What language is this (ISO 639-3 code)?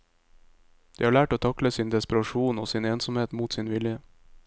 nor